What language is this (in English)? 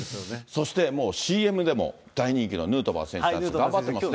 Japanese